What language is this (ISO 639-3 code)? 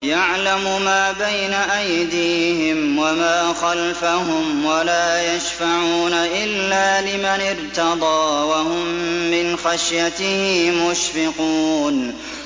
ara